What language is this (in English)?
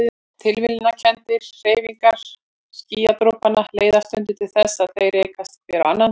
Icelandic